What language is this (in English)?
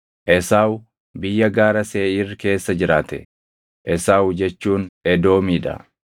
Oromo